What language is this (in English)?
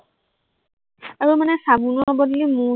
Assamese